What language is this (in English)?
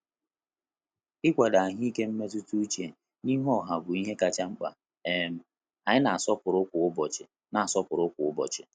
Igbo